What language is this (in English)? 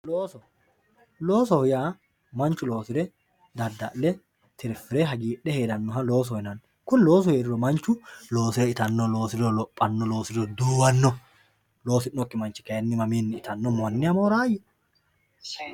Sidamo